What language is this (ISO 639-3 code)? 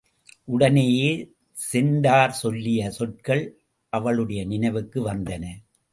tam